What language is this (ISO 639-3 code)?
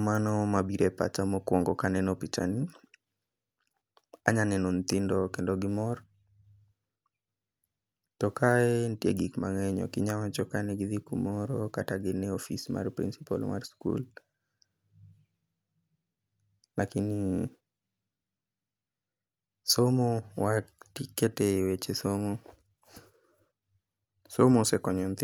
luo